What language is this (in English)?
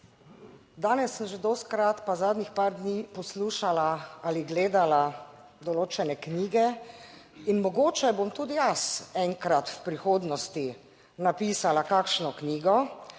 Slovenian